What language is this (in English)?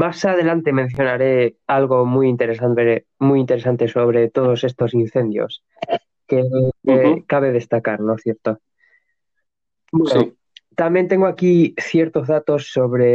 Spanish